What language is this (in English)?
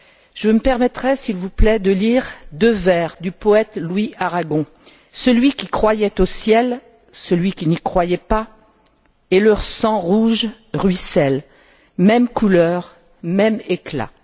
French